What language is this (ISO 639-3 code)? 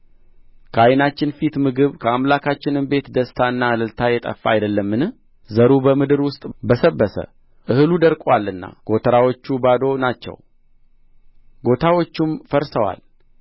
amh